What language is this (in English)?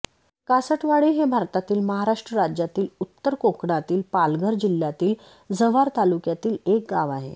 Marathi